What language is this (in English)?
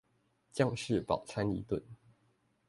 Chinese